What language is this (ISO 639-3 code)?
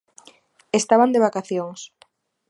glg